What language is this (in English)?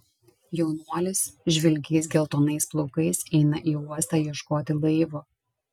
Lithuanian